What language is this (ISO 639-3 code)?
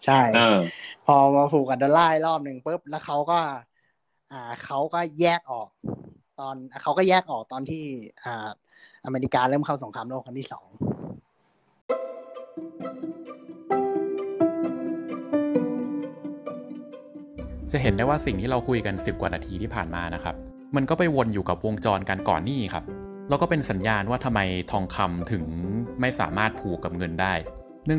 tha